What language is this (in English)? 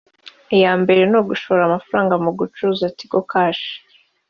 Kinyarwanda